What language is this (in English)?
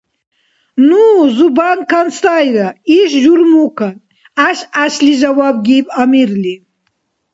Dargwa